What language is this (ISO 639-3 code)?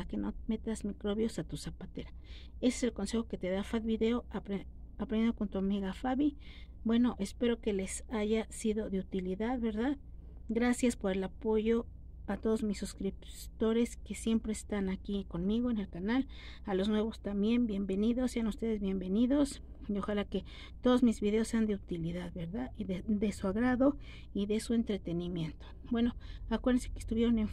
spa